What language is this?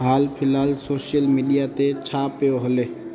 Sindhi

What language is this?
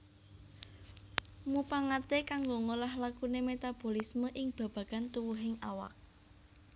Javanese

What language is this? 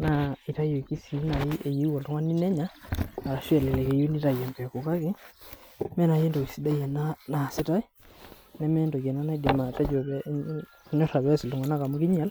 Masai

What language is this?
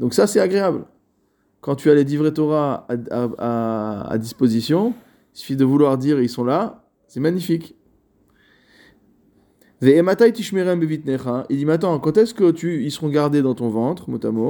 French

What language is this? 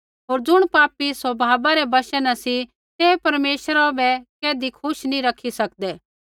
Kullu Pahari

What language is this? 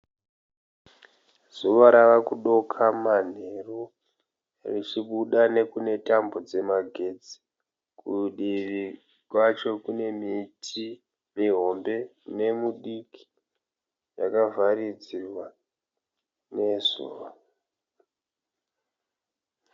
Shona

